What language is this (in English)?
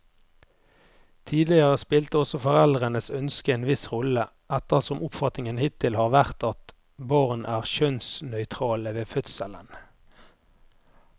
Norwegian